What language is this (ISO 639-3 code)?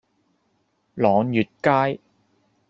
yue